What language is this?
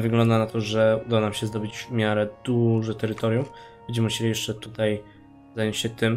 Polish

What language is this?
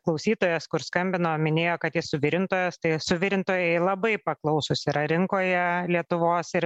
Lithuanian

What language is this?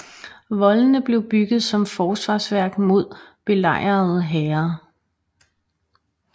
Danish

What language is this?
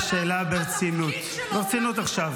Hebrew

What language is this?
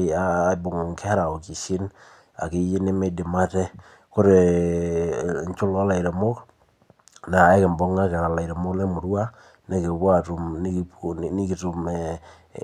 Masai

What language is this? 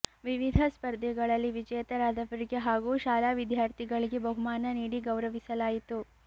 Kannada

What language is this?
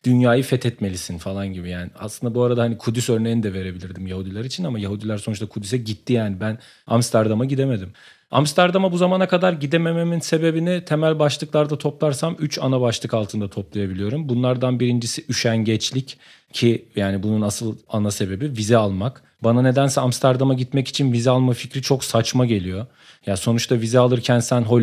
Turkish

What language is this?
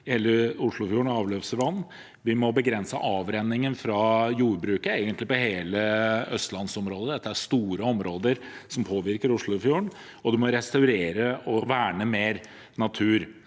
Norwegian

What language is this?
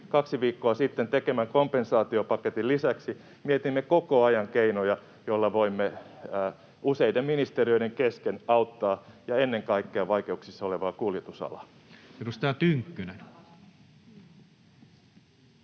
Finnish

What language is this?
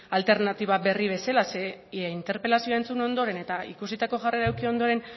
Basque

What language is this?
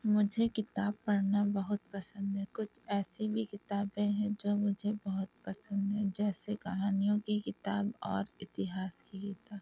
Urdu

